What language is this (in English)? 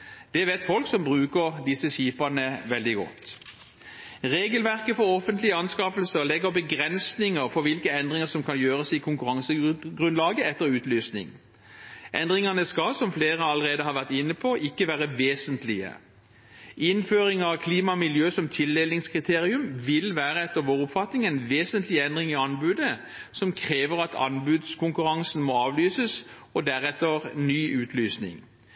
Norwegian Bokmål